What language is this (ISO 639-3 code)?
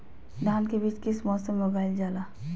mag